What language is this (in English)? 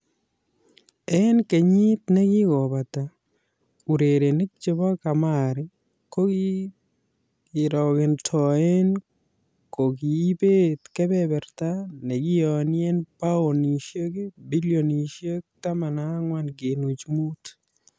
Kalenjin